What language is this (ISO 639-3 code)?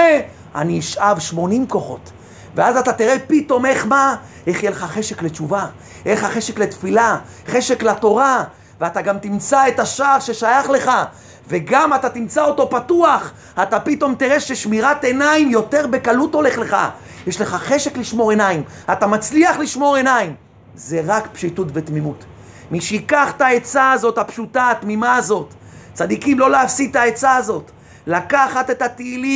heb